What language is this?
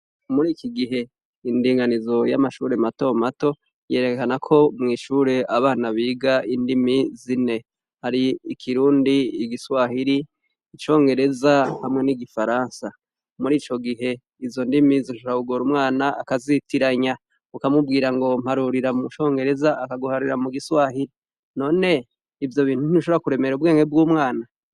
Rundi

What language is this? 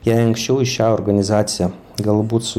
Lithuanian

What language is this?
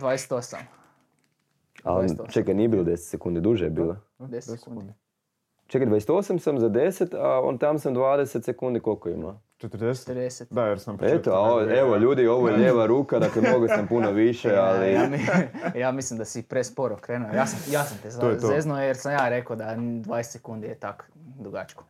Croatian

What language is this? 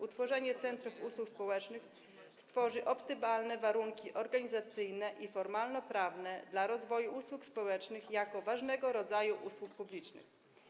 Polish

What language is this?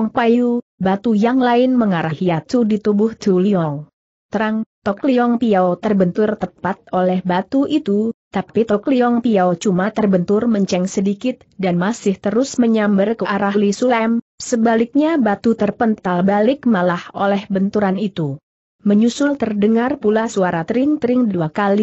Indonesian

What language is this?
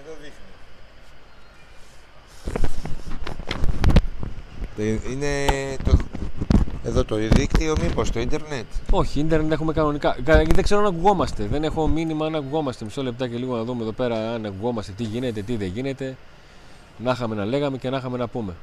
Greek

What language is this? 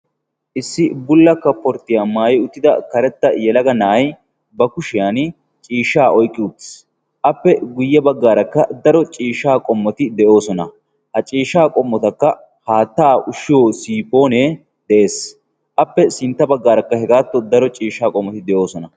Wolaytta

